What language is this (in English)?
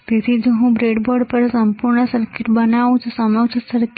Gujarati